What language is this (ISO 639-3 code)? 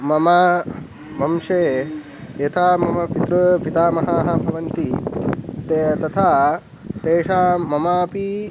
san